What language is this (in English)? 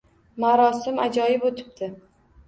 Uzbek